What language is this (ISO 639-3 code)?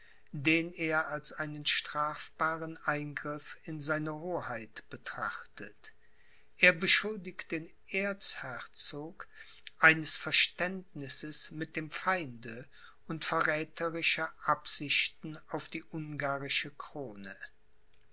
deu